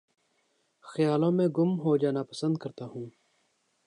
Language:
Urdu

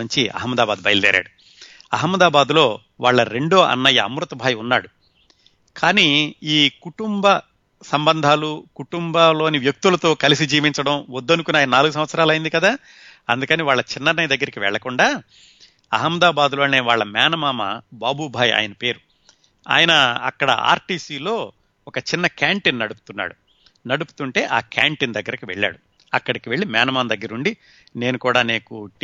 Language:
Telugu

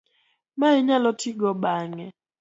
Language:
Luo (Kenya and Tanzania)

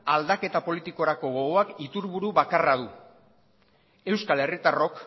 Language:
Basque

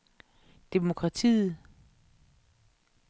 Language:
Danish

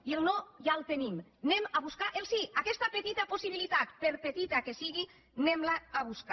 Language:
Catalan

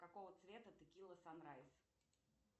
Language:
Russian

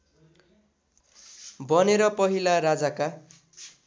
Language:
Nepali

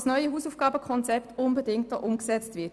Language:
Swiss German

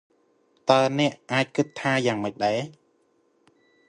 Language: Khmer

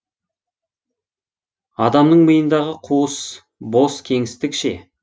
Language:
Kazakh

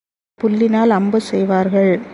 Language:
Tamil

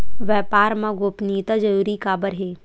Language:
Chhattisgarhi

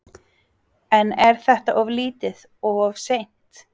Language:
Icelandic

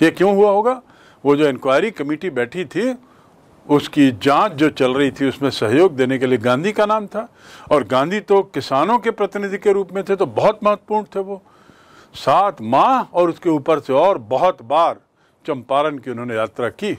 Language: Hindi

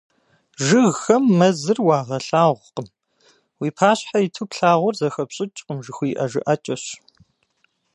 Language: Kabardian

